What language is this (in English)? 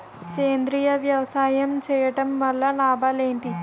Telugu